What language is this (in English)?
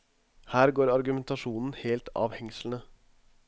Norwegian